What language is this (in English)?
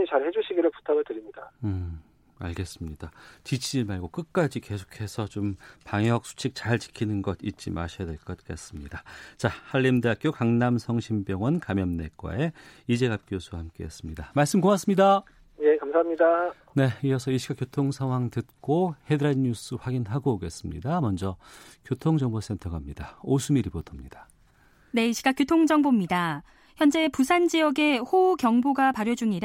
Korean